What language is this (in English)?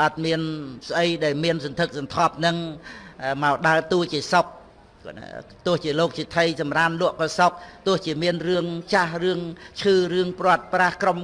Vietnamese